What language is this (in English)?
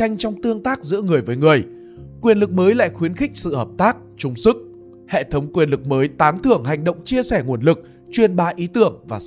Vietnamese